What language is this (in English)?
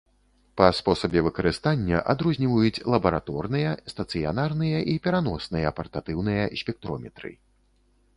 Belarusian